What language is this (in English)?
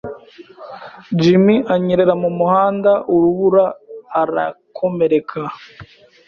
Kinyarwanda